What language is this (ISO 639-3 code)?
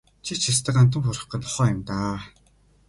mon